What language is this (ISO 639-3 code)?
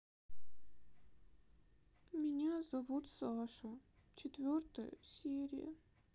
rus